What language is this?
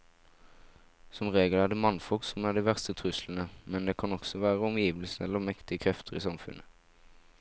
Norwegian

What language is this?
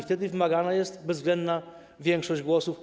Polish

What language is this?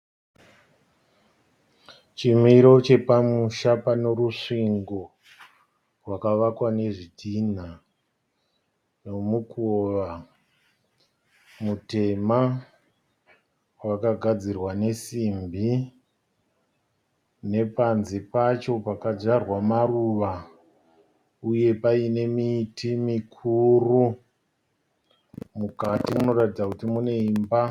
Shona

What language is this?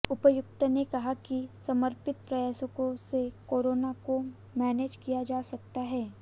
Hindi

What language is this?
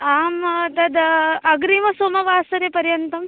Sanskrit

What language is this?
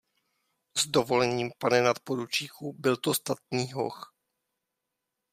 Czech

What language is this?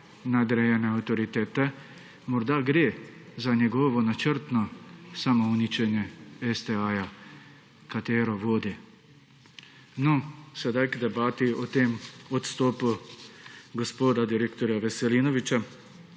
Slovenian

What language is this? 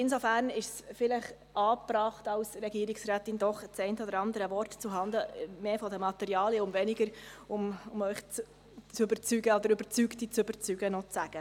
Swiss German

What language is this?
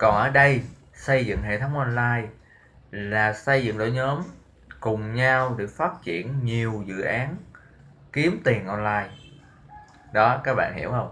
Vietnamese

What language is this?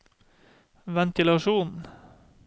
Norwegian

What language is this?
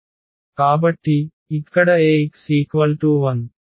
Telugu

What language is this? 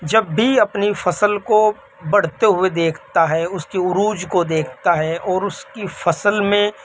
Urdu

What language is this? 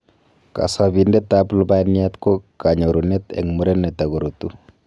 Kalenjin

